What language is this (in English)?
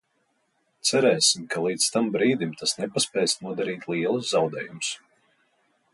Latvian